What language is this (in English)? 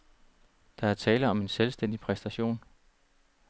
Danish